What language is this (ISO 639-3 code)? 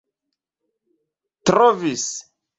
epo